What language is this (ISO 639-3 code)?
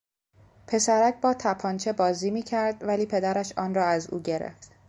fas